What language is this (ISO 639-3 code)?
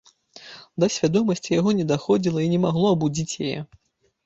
bel